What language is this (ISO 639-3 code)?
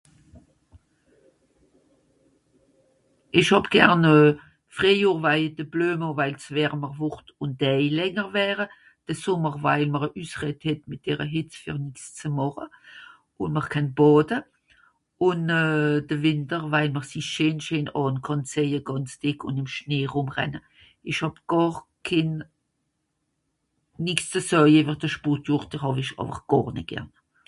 gsw